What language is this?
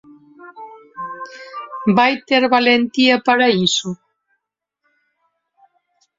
Galician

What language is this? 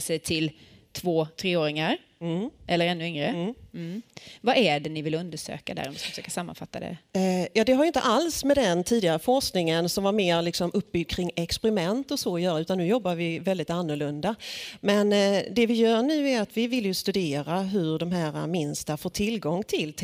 Swedish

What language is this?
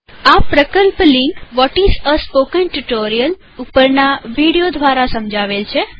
Gujarati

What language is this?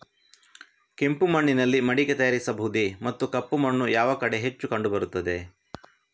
Kannada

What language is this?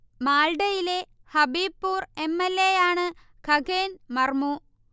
Malayalam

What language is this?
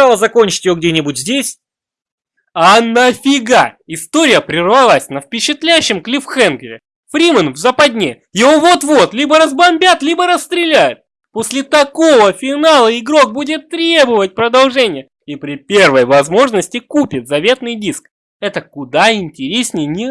Russian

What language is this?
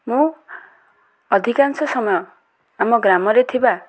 Odia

